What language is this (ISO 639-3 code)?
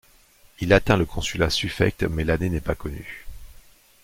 fra